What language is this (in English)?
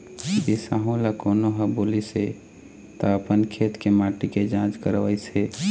Chhattisgarhi